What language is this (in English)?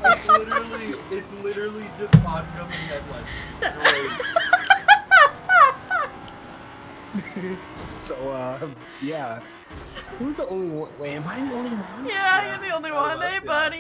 English